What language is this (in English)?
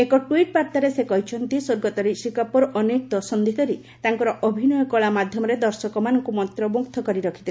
Odia